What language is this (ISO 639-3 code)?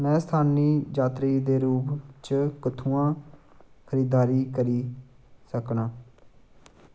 doi